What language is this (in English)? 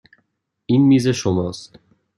Persian